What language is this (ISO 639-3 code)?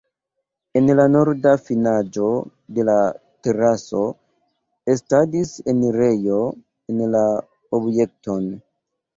epo